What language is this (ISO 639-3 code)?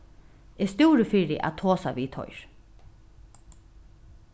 fao